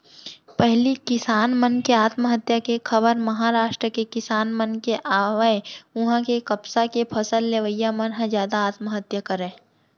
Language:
Chhattisgarhi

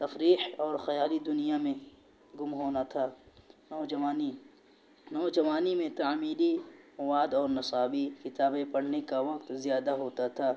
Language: Urdu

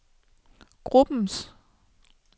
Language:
Danish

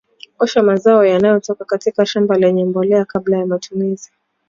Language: Swahili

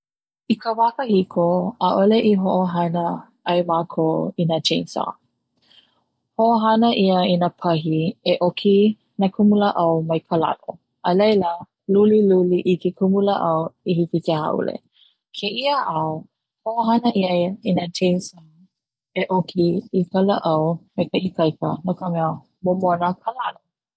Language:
Hawaiian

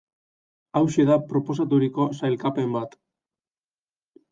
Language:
Basque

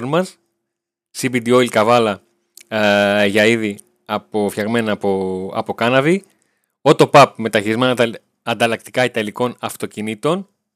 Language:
Greek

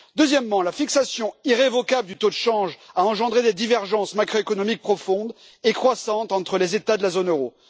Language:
French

